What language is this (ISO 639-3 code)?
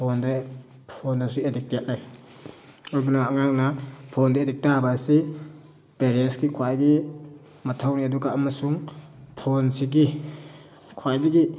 mni